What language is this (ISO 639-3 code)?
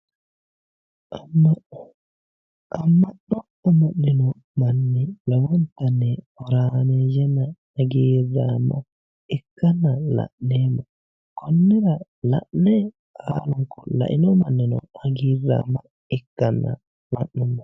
sid